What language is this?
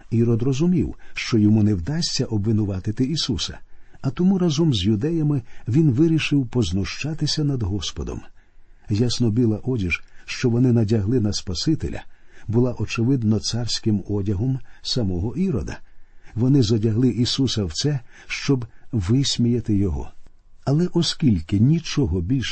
Ukrainian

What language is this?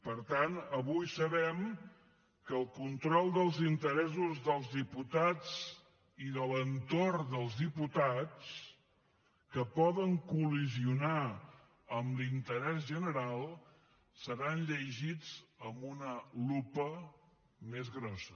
Catalan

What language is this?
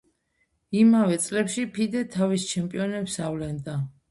Georgian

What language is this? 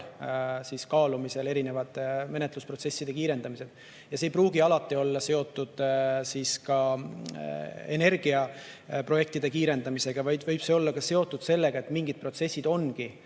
Estonian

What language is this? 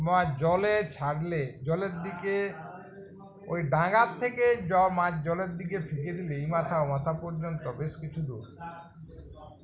Bangla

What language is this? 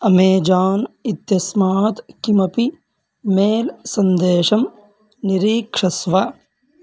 Sanskrit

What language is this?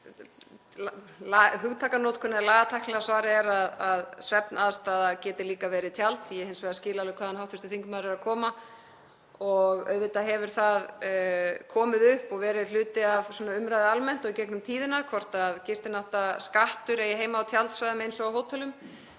Icelandic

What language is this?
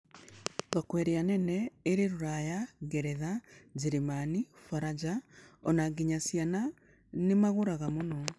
Kikuyu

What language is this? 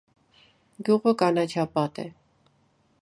Armenian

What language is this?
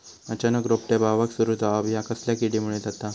Marathi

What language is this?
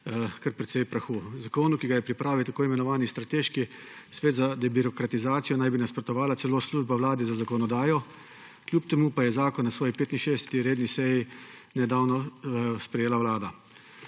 Slovenian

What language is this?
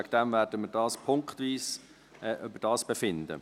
Swiss German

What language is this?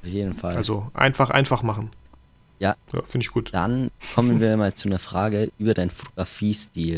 German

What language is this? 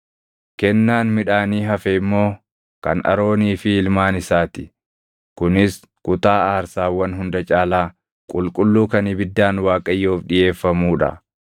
Oromo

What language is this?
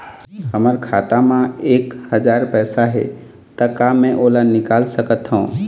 Chhattisgarhi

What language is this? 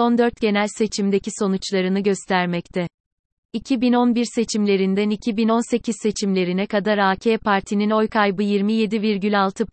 Turkish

